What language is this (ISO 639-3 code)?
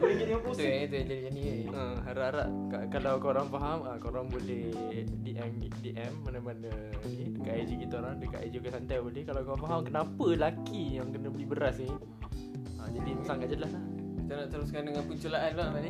msa